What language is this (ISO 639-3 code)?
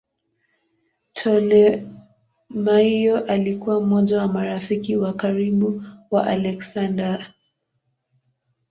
swa